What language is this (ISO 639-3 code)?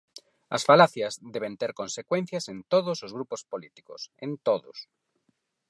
glg